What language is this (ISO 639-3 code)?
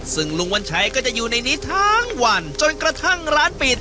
tha